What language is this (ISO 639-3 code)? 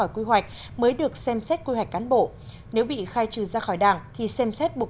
vie